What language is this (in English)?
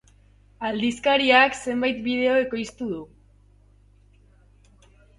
Basque